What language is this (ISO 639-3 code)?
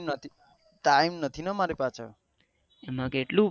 guj